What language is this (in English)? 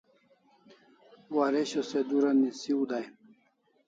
Kalasha